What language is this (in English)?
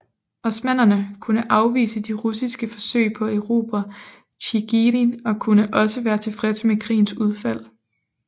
Danish